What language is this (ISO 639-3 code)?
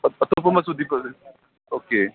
mni